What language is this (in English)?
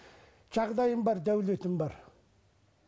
Kazakh